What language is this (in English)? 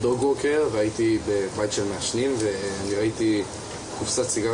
Hebrew